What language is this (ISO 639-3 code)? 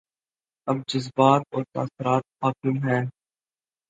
urd